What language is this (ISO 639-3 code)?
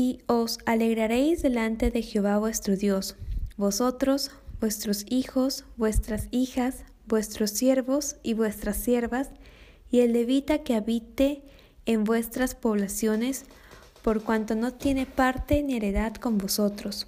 spa